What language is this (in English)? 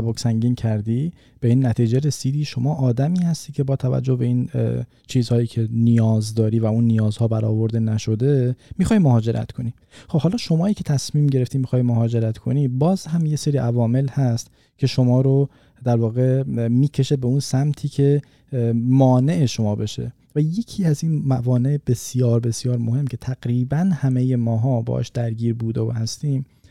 Persian